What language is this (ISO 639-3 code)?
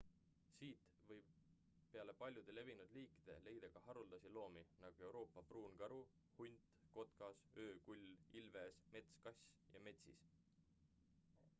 est